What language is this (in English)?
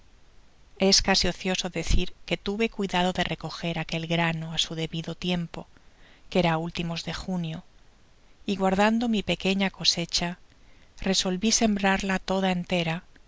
Spanish